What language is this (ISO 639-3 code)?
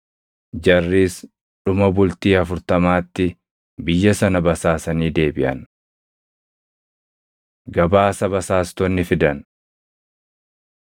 orm